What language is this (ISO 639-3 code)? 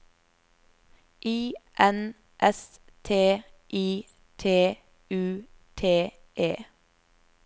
nor